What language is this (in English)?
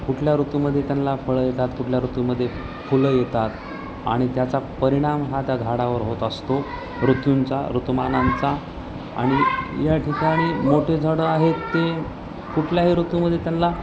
Marathi